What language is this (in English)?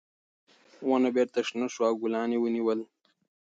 Pashto